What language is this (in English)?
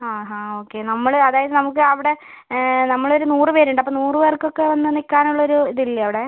Malayalam